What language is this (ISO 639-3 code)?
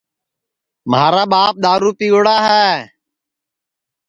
ssi